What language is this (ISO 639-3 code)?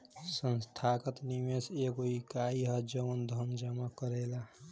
bho